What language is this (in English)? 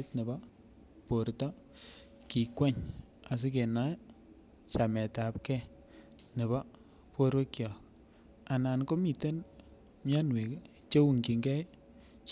Kalenjin